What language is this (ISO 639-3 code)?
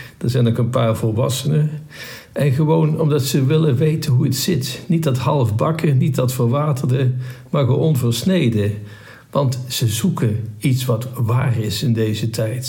nld